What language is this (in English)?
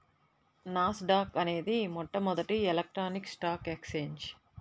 Telugu